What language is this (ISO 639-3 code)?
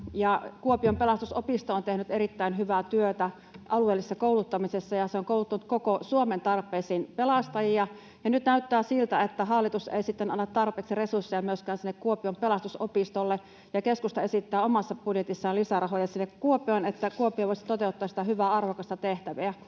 fin